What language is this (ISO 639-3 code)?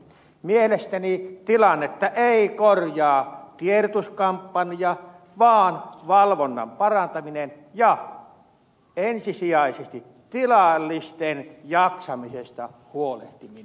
fin